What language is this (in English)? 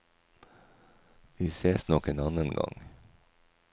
Norwegian